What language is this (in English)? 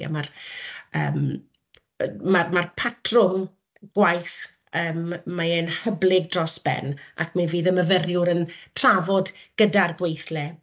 Welsh